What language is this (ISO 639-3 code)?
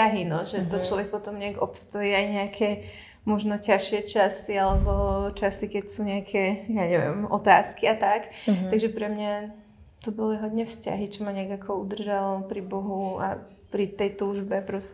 ces